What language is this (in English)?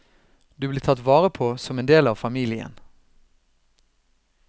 Norwegian